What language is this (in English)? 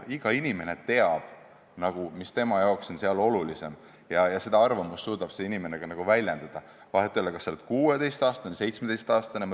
Estonian